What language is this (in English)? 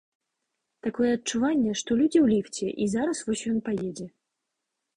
Belarusian